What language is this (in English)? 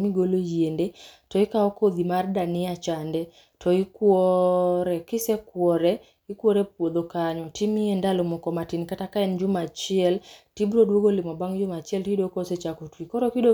Luo (Kenya and Tanzania)